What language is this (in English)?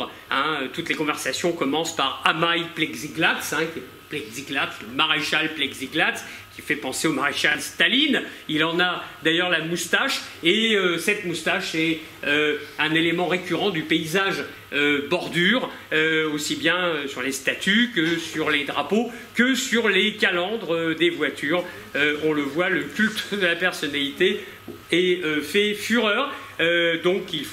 French